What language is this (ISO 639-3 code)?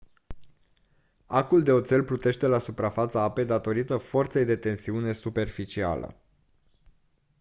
ron